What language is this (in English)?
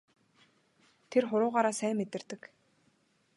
Mongolian